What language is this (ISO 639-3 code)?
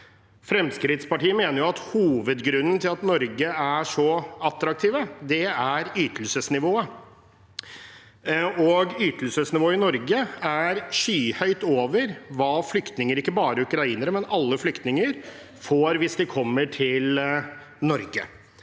nor